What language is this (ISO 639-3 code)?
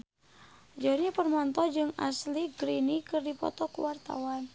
sun